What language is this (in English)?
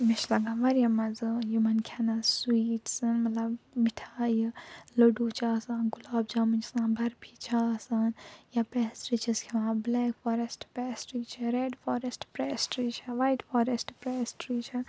Kashmiri